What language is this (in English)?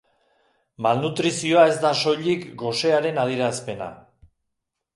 Basque